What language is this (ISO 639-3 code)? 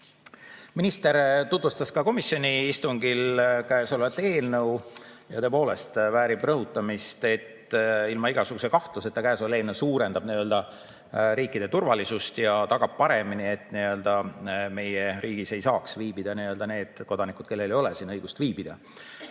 est